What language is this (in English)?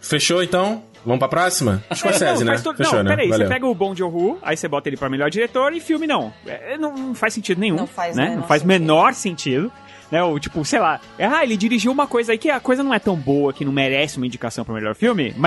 Portuguese